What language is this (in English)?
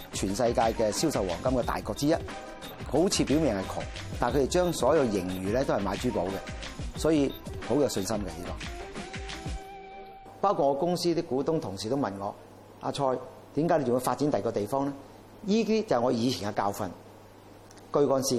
Chinese